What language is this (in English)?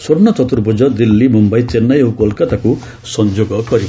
Odia